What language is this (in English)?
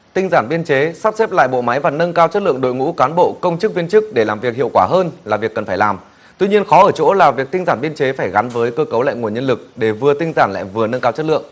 Vietnamese